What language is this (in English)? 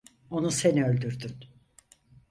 Turkish